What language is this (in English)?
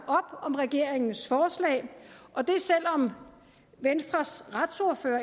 Danish